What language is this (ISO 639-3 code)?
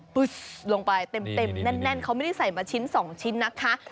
tha